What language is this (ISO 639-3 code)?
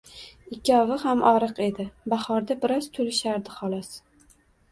uzb